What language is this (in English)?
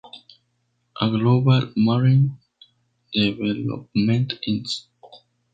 Spanish